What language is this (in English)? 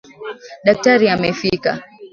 Swahili